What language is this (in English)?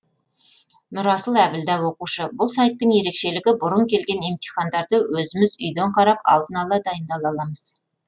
Kazakh